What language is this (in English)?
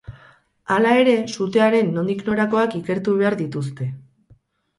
Basque